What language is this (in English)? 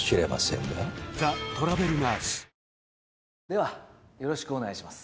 Japanese